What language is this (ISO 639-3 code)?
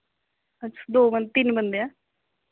doi